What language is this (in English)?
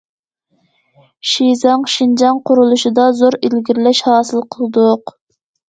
Uyghur